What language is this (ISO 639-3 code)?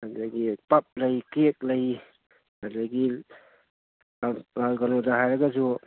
mni